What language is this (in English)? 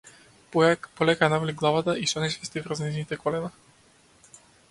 Macedonian